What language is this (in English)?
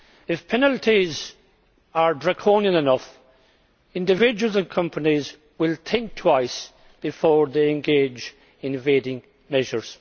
English